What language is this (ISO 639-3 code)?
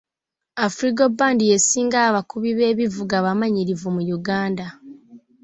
lug